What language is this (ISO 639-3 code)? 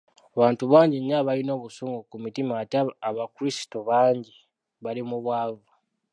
lug